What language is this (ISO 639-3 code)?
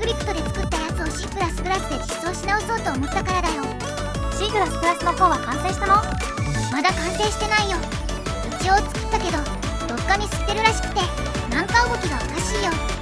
jpn